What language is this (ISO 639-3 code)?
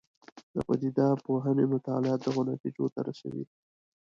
pus